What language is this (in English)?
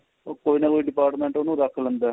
Punjabi